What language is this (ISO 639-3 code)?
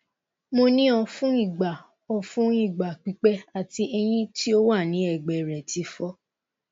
yor